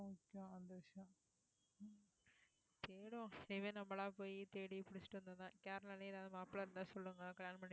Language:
Tamil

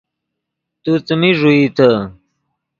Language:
Yidgha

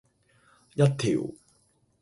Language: Cantonese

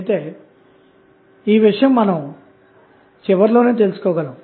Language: Telugu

